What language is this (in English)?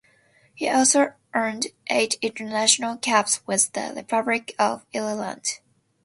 English